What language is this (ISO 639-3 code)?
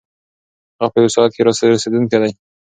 pus